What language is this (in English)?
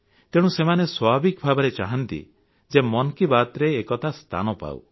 Odia